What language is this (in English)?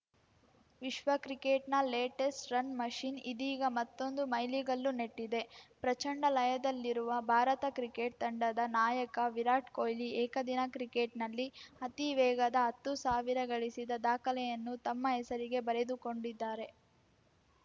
Kannada